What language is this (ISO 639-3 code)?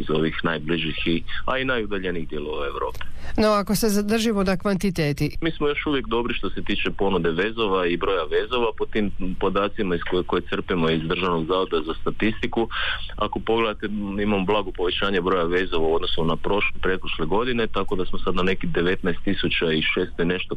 hrv